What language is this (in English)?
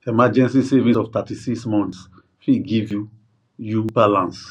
Nigerian Pidgin